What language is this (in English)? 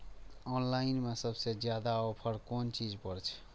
Maithili